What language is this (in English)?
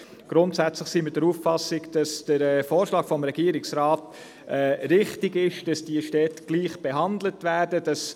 Swiss German